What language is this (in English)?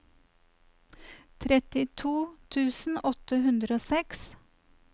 Norwegian